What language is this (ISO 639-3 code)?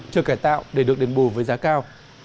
vie